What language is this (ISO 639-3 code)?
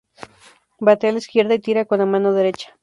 spa